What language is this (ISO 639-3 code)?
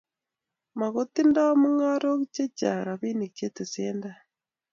kln